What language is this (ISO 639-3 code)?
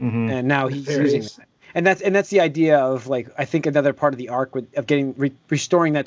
eng